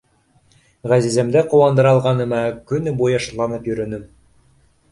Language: Bashkir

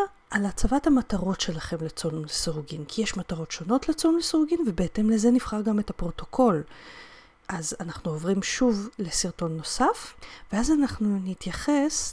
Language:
Hebrew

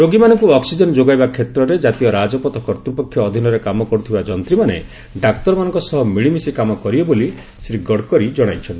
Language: Odia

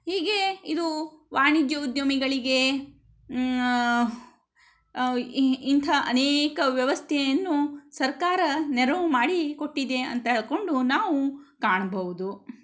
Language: Kannada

